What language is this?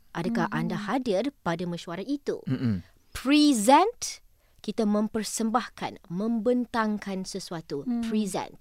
Malay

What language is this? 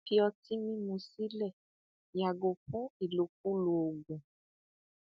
Yoruba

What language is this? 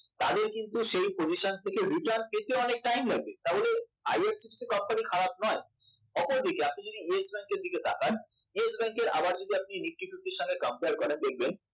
Bangla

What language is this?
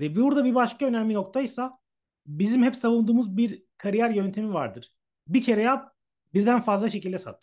Turkish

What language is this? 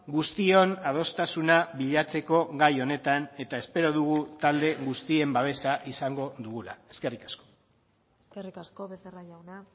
Basque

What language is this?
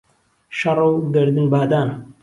Central Kurdish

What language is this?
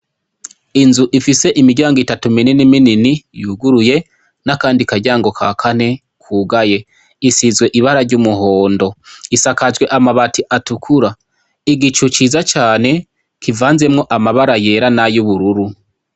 Rundi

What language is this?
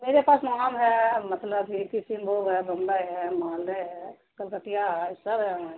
Urdu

